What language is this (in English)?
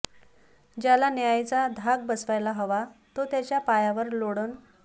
Marathi